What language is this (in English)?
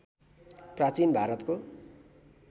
Nepali